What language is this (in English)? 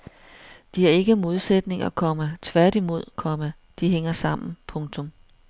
Danish